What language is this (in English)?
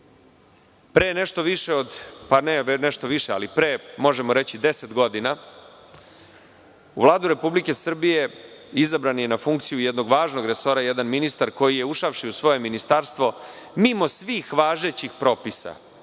Serbian